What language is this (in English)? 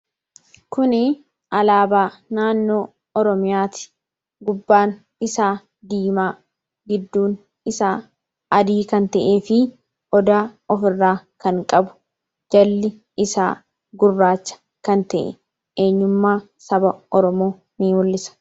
Oromo